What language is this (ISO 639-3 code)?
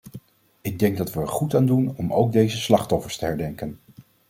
nld